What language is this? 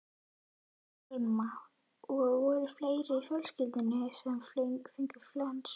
Icelandic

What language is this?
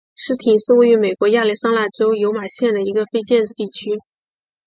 Chinese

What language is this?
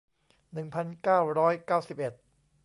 Thai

